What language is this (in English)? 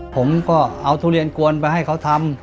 Thai